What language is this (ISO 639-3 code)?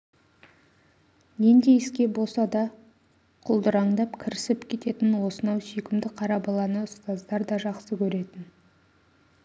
kaz